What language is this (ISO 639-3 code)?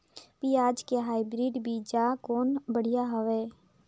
hne